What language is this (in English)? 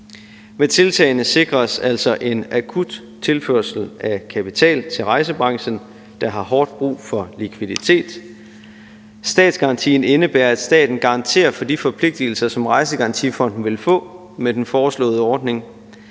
Danish